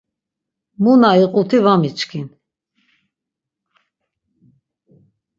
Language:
Laz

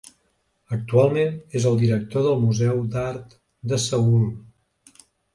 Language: Catalan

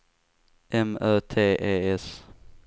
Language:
Swedish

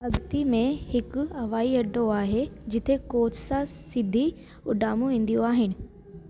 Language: Sindhi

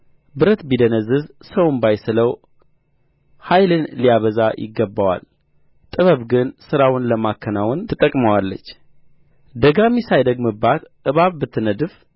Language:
Amharic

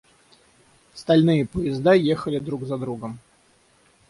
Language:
Russian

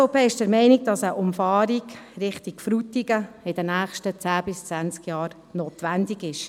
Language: Swiss German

